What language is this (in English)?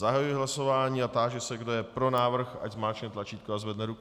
Czech